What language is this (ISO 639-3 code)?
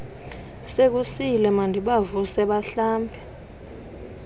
xho